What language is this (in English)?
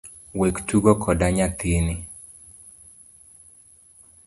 Luo (Kenya and Tanzania)